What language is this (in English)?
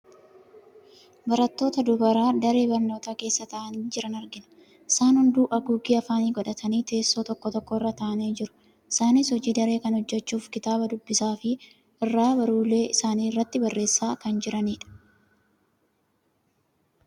Oromo